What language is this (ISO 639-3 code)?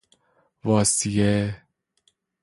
fas